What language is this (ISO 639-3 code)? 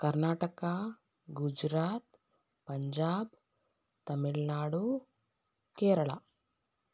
kan